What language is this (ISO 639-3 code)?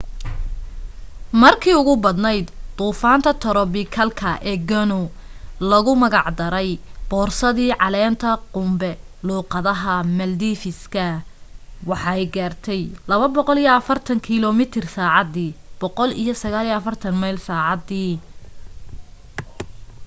som